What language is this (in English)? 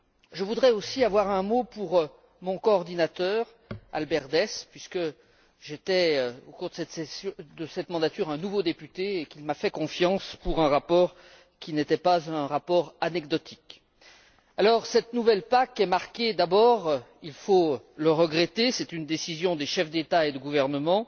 French